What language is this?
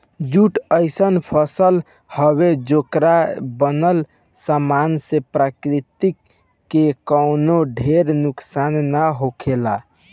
Bhojpuri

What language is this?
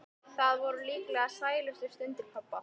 Icelandic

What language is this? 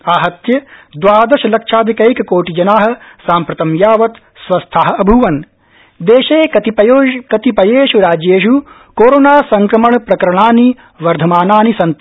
Sanskrit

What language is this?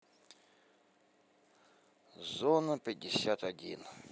Russian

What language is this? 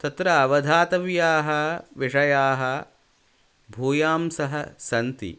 Sanskrit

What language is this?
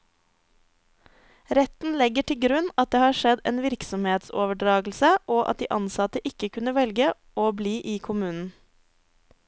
Norwegian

